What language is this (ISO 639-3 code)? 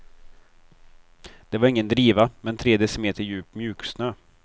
swe